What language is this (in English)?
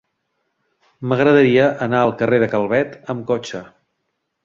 Catalan